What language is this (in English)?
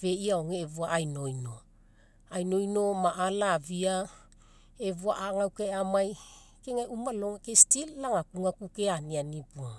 Mekeo